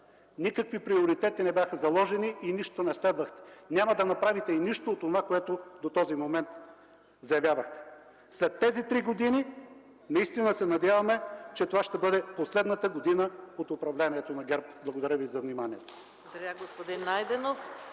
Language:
Bulgarian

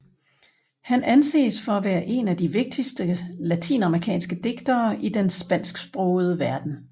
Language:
Danish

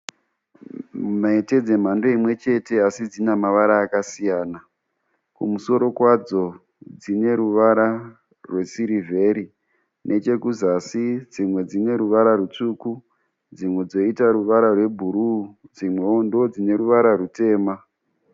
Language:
Shona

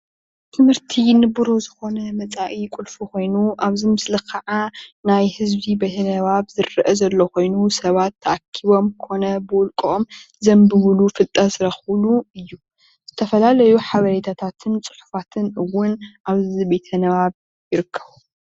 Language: Tigrinya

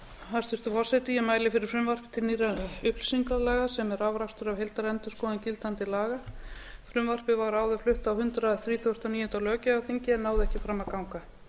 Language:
Icelandic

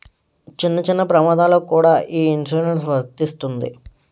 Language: Telugu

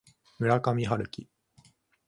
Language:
Japanese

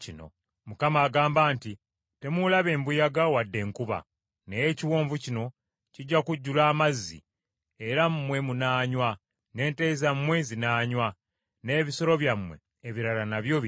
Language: Ganda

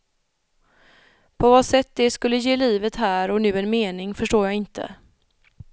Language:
Swedish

